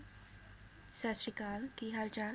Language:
Punjabi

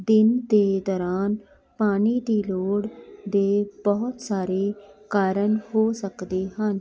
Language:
Punjabi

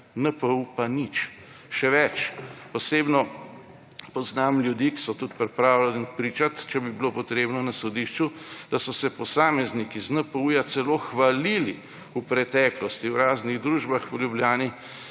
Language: Slovenian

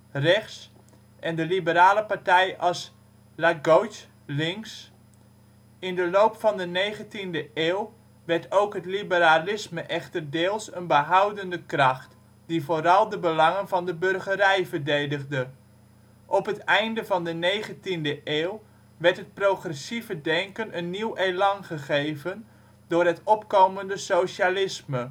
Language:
Dutch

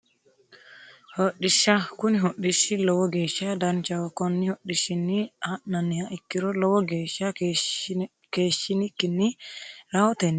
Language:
Sidamo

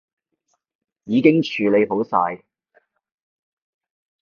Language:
Cantonese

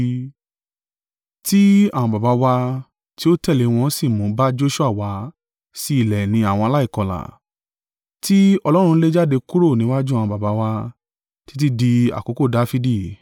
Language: Yoruba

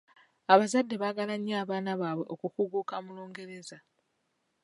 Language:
Ganda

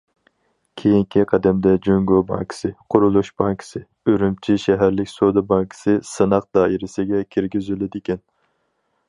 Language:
Uyghur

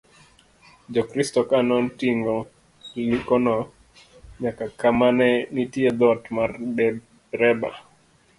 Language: Luo (Kenya and Tanzania)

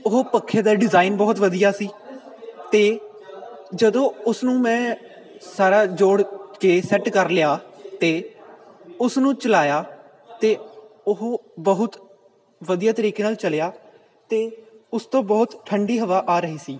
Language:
Punjabi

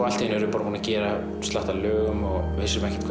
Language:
Icelandic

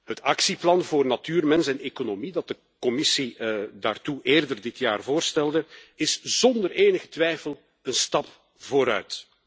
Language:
Dutch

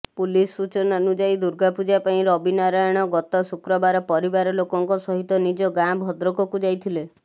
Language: Odia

